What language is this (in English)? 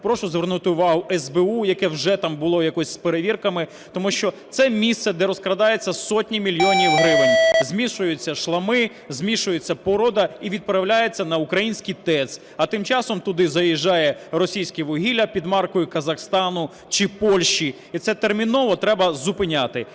Ukrainian